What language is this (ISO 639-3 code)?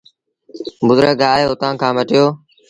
sbn